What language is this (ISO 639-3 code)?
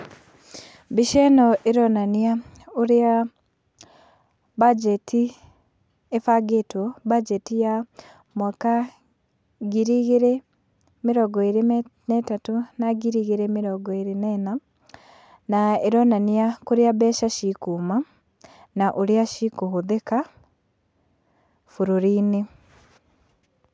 kik